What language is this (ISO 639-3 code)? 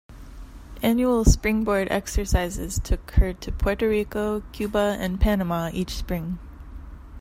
eng